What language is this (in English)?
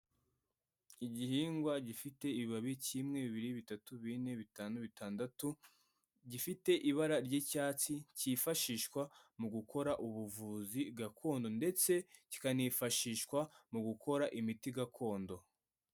Kinyarwanda